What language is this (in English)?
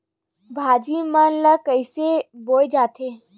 Chhattisgarhi